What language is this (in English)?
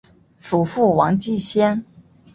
Chinese